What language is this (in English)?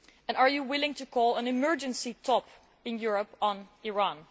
English